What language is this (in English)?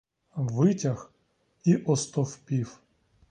Ukrainian